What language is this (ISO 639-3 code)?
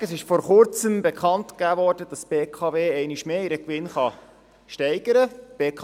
gsw